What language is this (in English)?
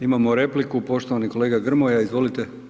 Croatian